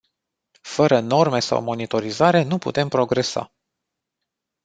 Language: Romanian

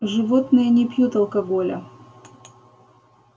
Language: Russian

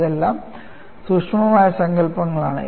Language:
Malayalam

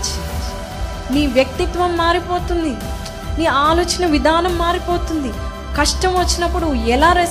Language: Telugu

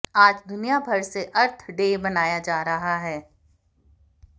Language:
Hindi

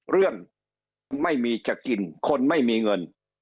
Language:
Thai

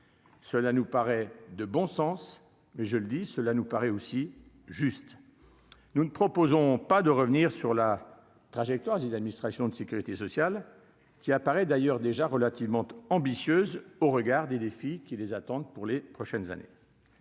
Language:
French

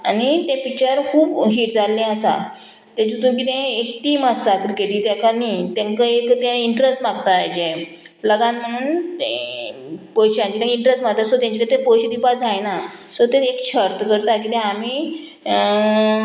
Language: Konkani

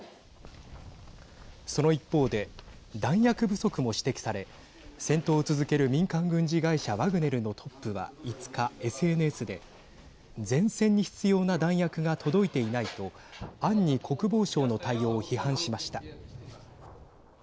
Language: Japanese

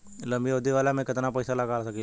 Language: Bhojpuri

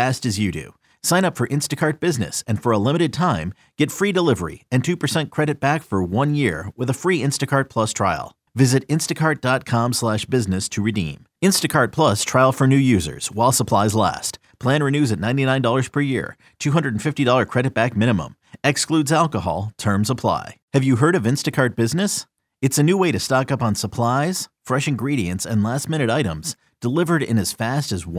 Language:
Italian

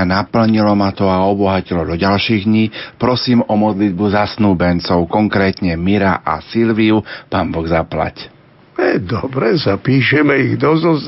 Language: Slovak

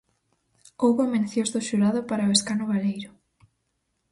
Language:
Galician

